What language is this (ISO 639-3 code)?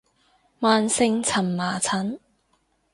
yue